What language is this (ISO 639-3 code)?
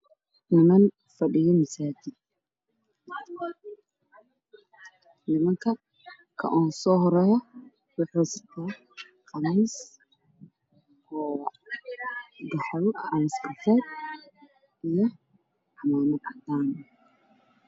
som